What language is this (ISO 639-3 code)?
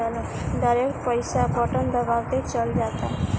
bho